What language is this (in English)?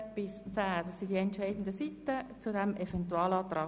Swiss German